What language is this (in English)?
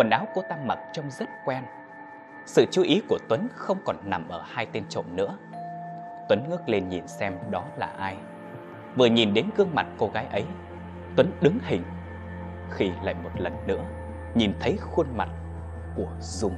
Vietnamese